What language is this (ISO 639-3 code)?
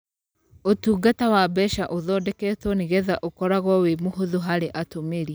kik